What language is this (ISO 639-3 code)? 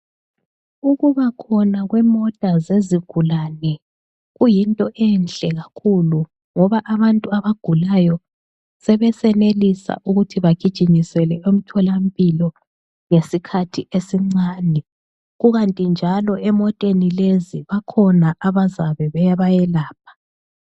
nde